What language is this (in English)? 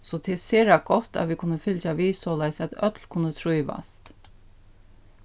Faroese